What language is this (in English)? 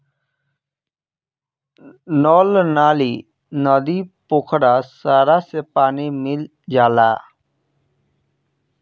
Bhojpuri